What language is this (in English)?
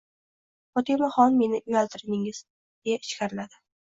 Uzbek